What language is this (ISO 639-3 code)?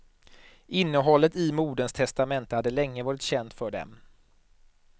swe